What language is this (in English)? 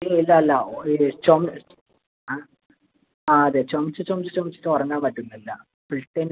Malayalam